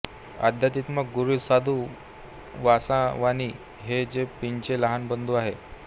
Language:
Marathi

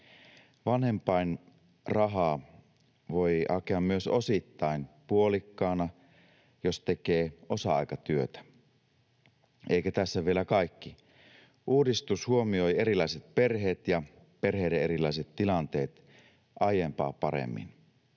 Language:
Finnish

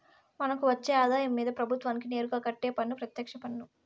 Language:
Telugu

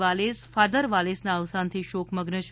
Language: Gujarati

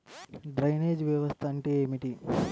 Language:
Telugu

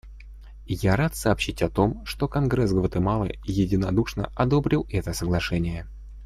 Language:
Russian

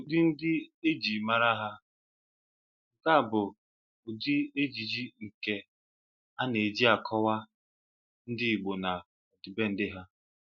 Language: Igbo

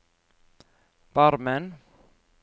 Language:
Norwegian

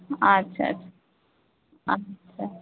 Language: Marathi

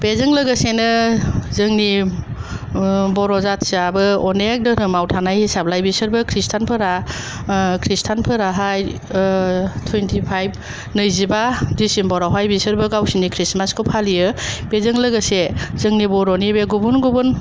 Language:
Bodo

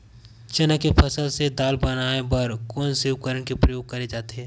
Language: Chhattisgarhi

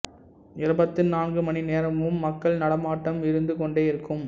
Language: Tamil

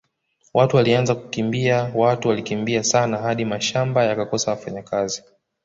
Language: Swahili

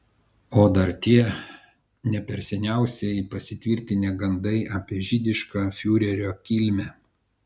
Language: Lithuanian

